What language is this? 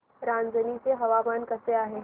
Marathi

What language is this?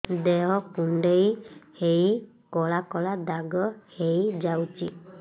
Odia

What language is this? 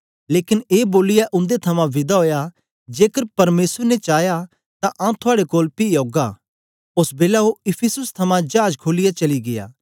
Dogri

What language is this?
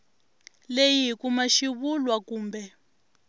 Tsonga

